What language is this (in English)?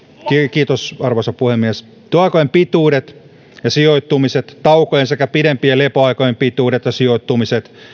Finnish